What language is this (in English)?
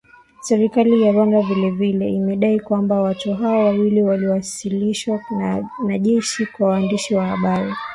Swahili